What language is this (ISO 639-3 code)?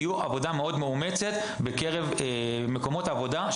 heb